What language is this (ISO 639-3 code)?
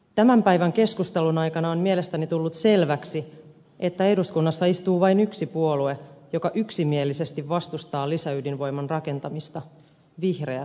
fin